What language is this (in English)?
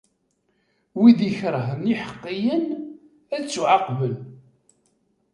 Kabyle